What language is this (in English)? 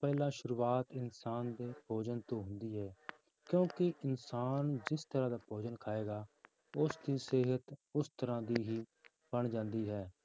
Punjabi